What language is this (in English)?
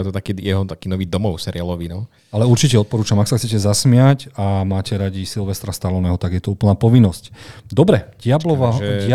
Slovak